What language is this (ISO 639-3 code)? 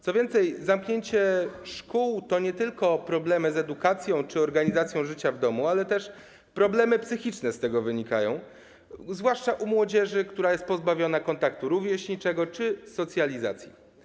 pol